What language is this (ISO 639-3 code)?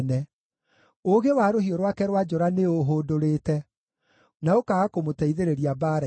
kik